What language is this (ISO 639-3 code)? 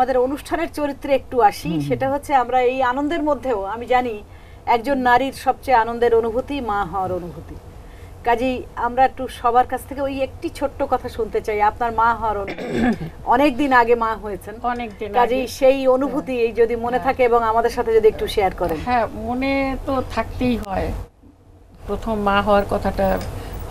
ron